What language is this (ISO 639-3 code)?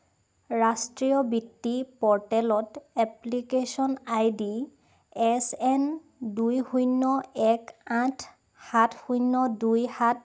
asm